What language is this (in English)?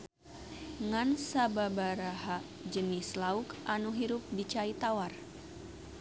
Sundanese